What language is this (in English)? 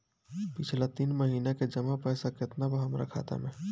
Bhojpuri